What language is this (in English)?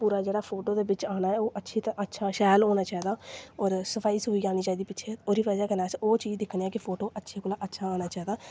Dogri